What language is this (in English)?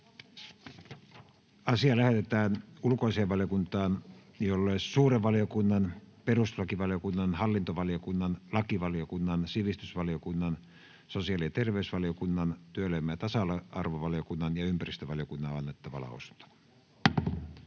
Finnish